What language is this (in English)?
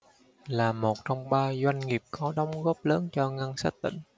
Vietnamese